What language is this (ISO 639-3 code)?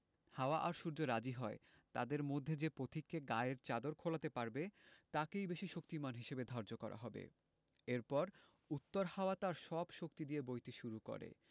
ben